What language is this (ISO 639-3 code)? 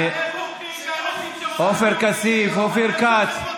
heb